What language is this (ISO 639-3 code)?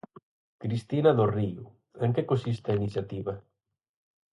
glg